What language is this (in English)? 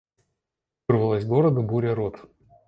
Russian